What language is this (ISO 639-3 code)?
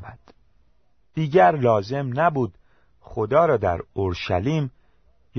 fas